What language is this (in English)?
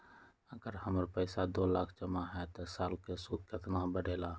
Magahi